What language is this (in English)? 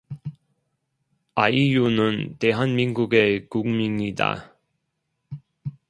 Korean